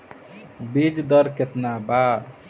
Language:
Bhojpuri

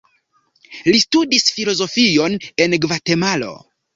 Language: Esperanto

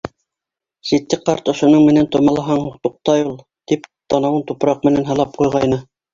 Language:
Bashkir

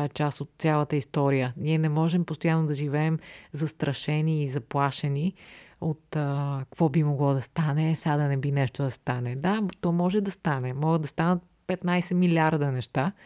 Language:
Bulgarian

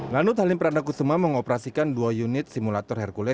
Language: Indonesian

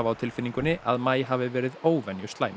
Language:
Icelandic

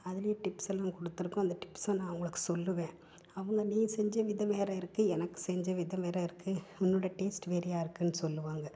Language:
Tamil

